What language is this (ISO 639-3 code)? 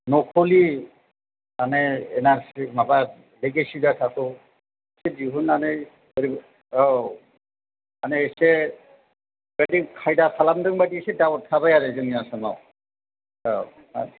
brx